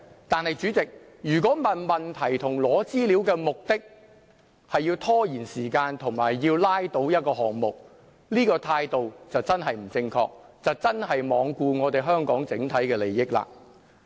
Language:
Cantonese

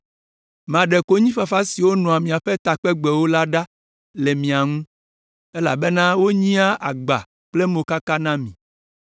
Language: Ewe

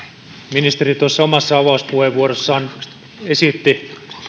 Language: Finnish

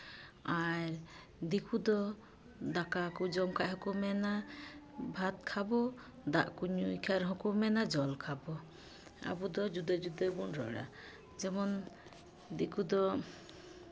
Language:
Santali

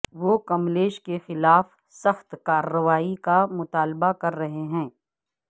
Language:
Urdu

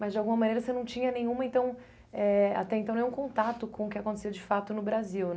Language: Portuguese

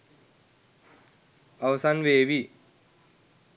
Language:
Sinhala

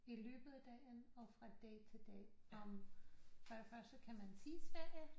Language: Danish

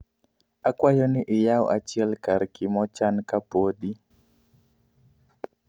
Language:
Luo (Kenya and Tanzania)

